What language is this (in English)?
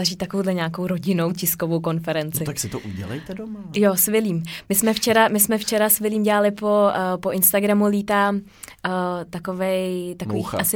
Czech